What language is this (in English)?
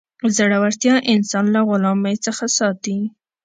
Pashto